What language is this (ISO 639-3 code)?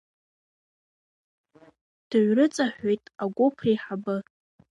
abk